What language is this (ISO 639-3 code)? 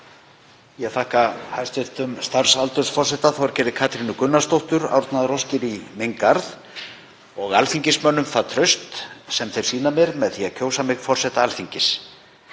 isl